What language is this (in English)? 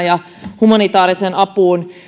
Finnish